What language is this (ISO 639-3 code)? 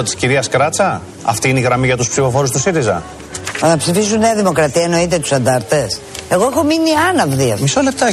ell